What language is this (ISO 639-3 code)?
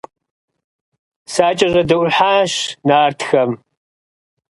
kbd